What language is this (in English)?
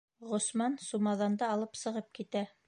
Bashkir